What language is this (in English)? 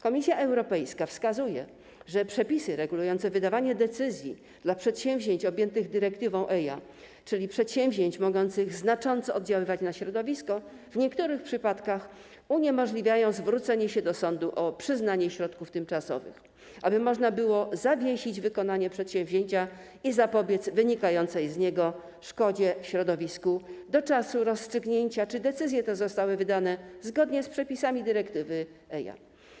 Polish